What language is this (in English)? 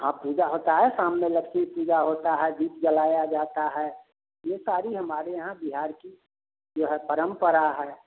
Hindi